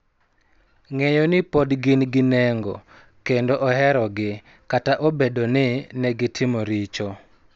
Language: Luo (Kenya and Tanzania)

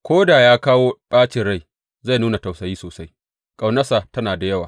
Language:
Hausa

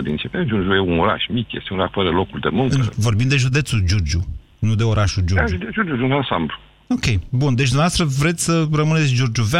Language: Romanian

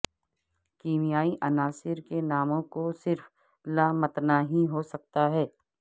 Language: Urdu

